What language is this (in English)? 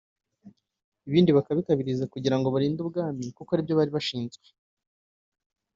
Kinyarwanda